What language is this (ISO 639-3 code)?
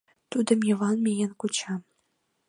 chm